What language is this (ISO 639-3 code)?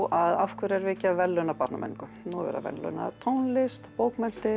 isl